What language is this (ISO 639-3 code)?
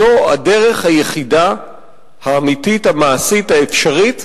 heb